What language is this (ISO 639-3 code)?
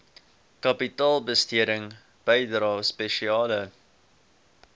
afr